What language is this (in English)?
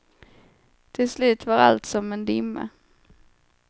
Swedish